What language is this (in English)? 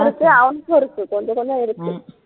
Tamil